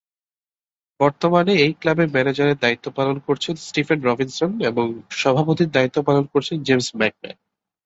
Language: Bangla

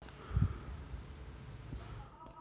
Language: Javanese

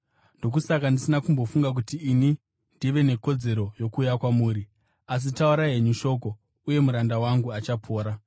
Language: Shona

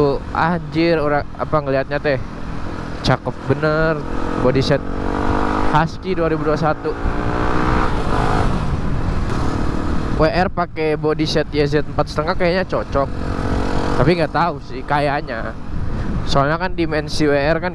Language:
Indonesian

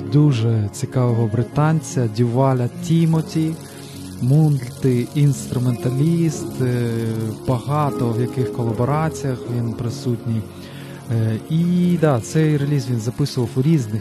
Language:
Ukrainian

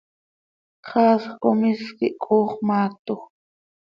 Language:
Seri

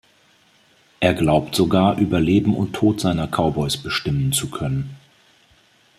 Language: German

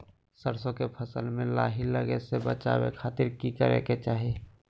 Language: Magahi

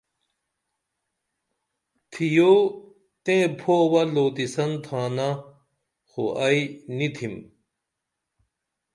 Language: Dameli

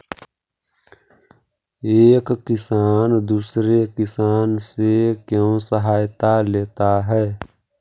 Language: Magahi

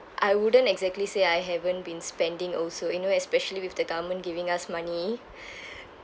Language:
English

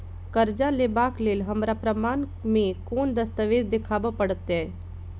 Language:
Maithili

